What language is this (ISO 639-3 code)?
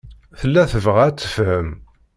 kab